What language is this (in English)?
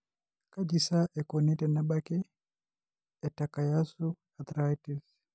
Masai